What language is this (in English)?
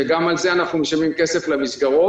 Hebrew